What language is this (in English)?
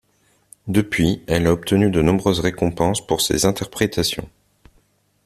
French